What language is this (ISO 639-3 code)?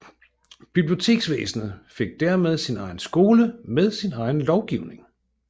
dan